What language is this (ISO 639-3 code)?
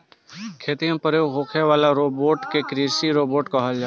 bho